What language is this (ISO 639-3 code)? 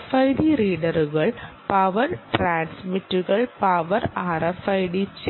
mal